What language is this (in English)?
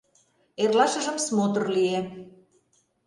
Mari